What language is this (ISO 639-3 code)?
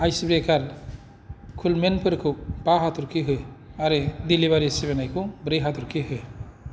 brx